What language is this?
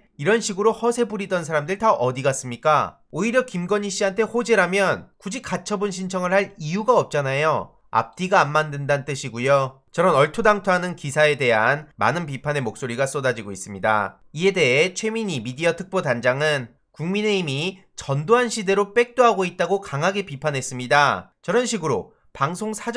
Korean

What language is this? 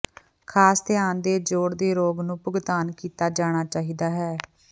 Punjabi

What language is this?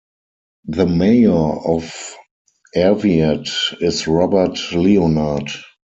English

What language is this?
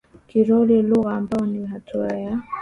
Swahili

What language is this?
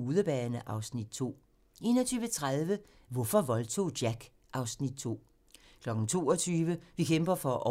Danish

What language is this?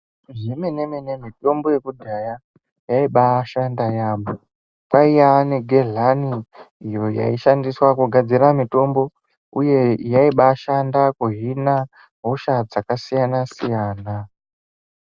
Ndau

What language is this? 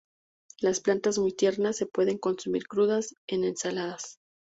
Spanish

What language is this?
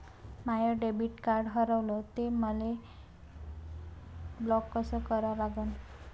Marathi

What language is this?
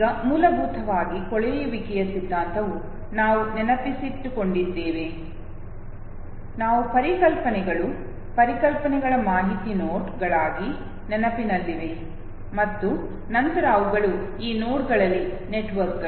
Kannada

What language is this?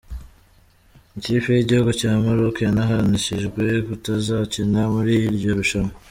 Kinyarwanda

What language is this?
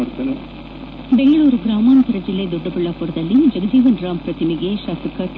Kannada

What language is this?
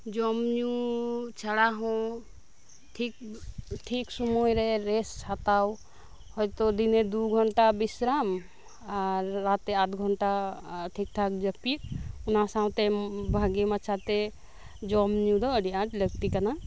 Santali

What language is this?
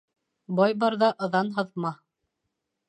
Bashkir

